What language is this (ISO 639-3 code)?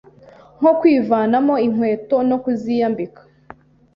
kin